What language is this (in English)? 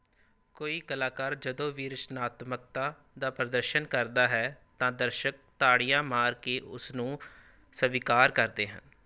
Punjabi